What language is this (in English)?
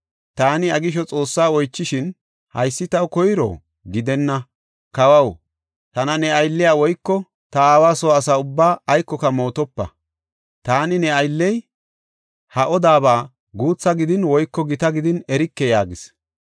Gofa